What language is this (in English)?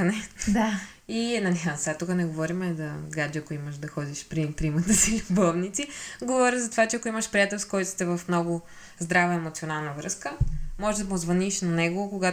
Bulgarian